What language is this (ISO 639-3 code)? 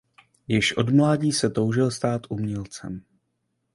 ces